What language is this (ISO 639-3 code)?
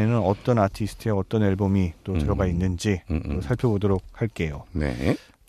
kor